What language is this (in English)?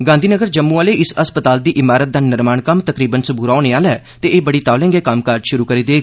Dogri